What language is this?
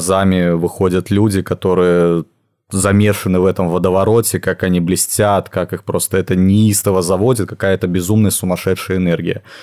Russian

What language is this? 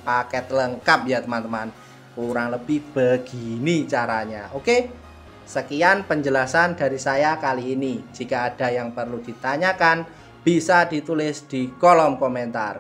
Indonesian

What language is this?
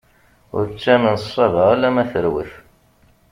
Kabyle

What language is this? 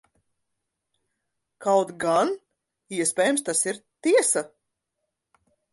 Latvian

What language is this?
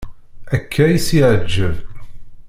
Kabyle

